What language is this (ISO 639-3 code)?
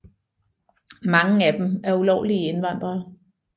dan